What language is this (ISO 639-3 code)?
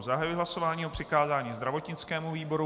ces